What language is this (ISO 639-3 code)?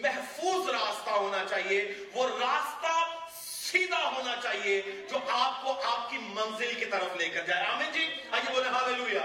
urd